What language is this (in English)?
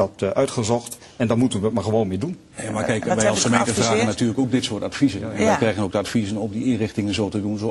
Dutch